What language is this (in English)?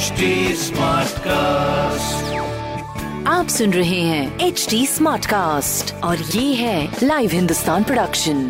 Hindi